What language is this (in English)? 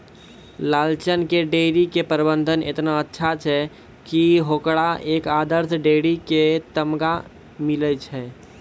Maithili